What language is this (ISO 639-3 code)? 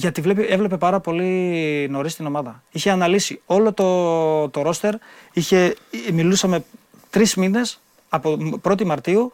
ell